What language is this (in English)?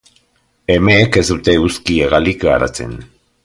Basque